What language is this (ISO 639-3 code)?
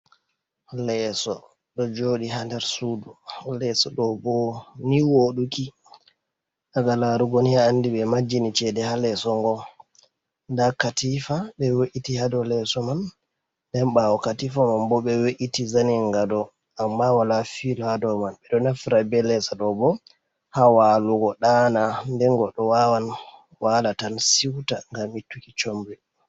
ful